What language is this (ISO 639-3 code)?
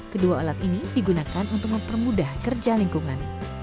ind